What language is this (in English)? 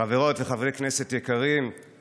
Hebrew